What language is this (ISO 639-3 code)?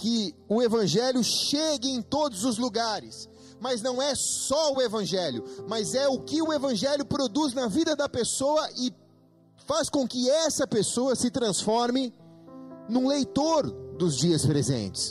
por